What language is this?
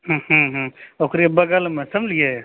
Maithili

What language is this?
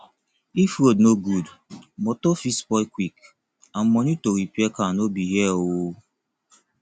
Nigerian Pidgin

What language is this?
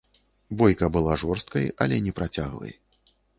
Belarusian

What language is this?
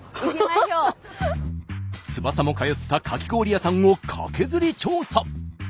Japanese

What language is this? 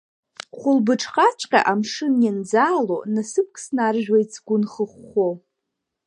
Abkhazian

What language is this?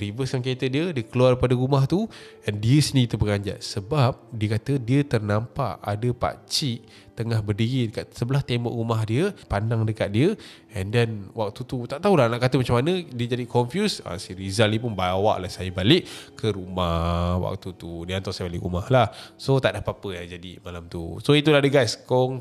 Malay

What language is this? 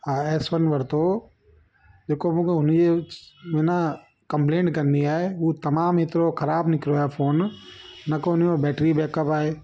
Sindhi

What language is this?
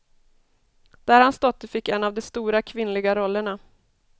Swedish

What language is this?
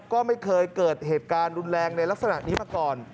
Thai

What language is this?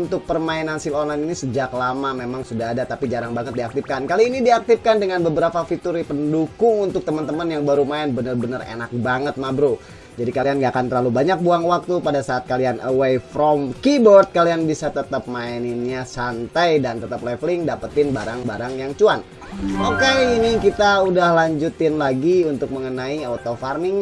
Indonesian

